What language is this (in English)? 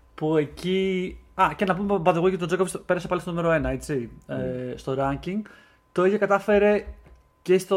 Greek